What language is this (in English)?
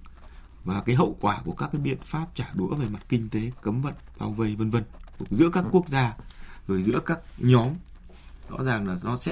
Vietnamese